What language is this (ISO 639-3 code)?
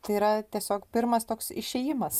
lit